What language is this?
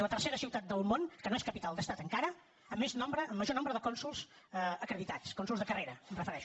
Catalan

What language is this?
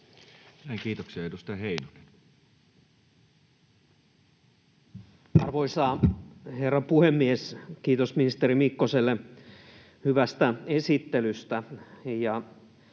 Finnish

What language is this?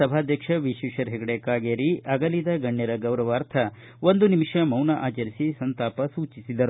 Kannada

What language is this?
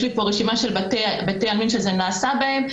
Hebrew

